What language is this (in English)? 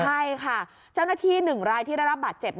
Thai